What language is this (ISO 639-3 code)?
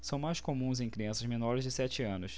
por